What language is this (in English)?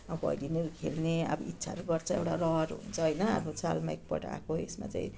Nepali